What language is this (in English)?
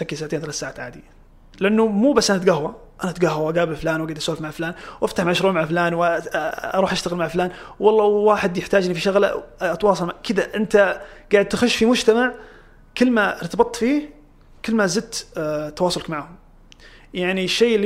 Arabic